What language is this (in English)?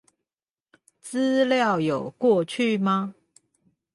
Chinese